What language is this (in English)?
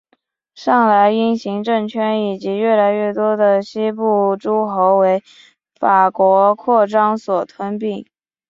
Chinese